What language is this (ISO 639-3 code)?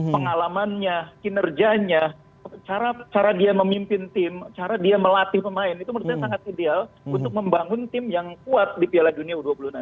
ind